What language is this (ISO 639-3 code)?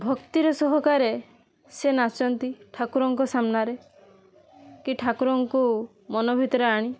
ori